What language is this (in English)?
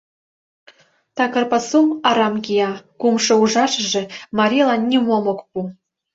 Mari